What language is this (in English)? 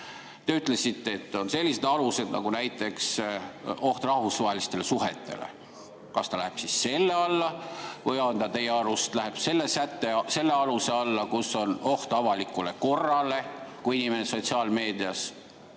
Estonian